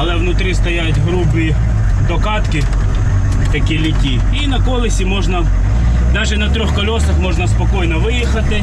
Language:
Ukrainian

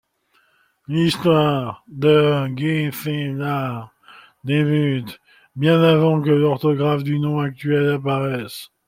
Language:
French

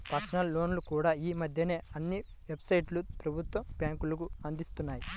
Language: Telugu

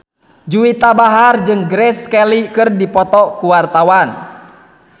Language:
Sundanese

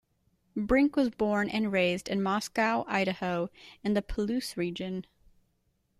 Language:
English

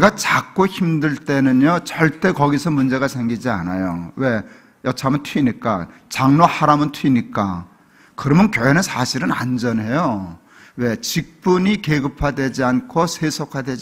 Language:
Korean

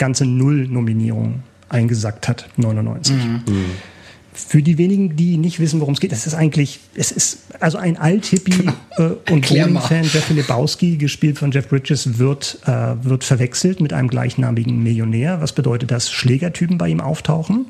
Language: German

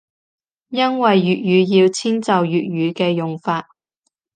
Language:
Cantonese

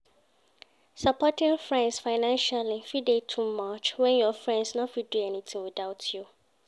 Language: Nigerian Pidgin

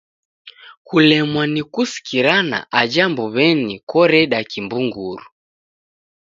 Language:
Taita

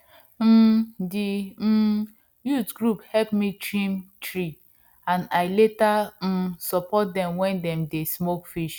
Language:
Nigerian Pidgin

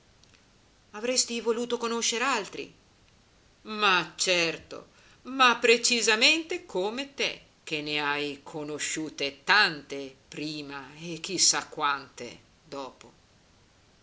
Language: Italian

